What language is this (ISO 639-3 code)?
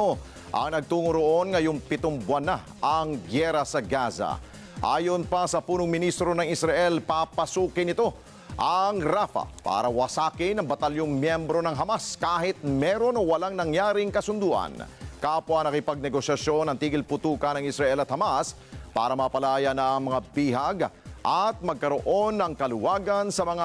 fil